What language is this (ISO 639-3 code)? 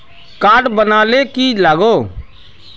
mag